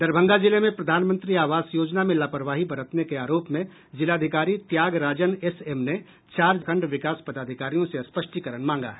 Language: Hindi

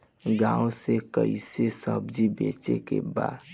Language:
Bhojpuri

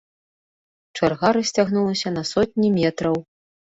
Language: Belarusian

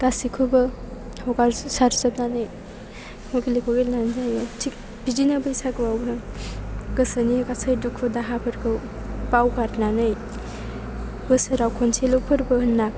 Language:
Bodo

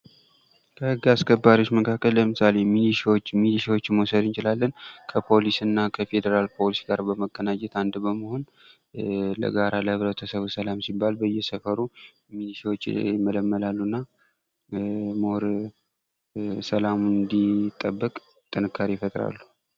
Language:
Amharic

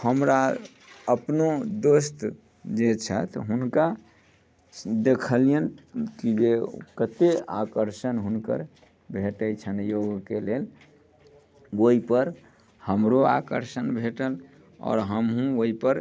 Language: Maithili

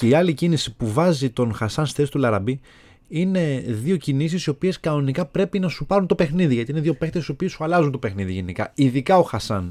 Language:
Greek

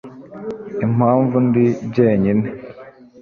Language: Kinyarwanda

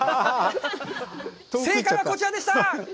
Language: Japanese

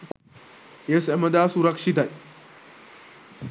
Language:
Sinhala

